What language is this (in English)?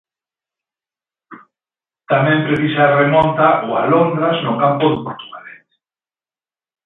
Galician